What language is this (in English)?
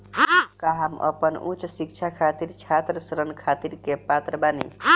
Bhojpuri